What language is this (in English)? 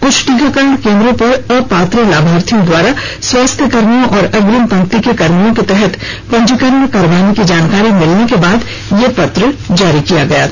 Hindi